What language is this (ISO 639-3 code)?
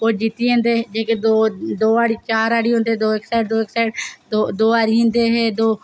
doi